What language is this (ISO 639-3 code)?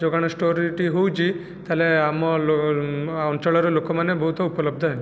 ori